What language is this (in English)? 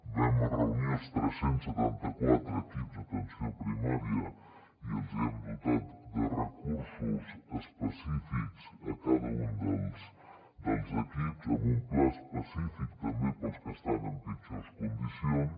Catalan